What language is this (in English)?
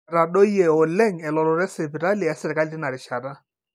Masai